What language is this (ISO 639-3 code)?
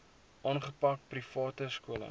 afr